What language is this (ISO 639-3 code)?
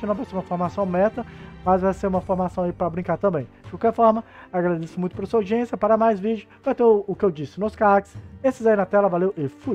por